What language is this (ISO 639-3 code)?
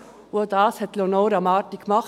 gsw